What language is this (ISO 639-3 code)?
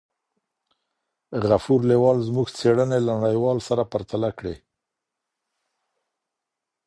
pus